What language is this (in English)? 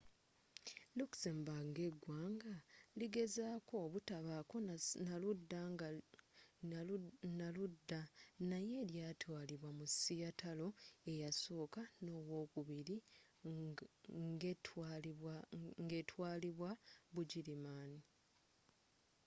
Ganda